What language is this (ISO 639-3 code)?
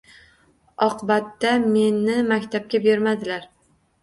uzb